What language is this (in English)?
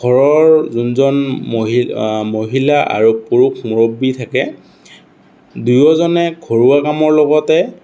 Assamese